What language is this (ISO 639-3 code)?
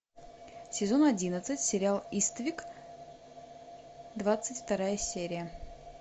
rus